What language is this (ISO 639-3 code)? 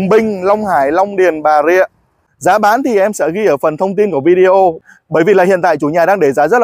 vie